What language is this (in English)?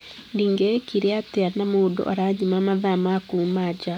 Kikuyu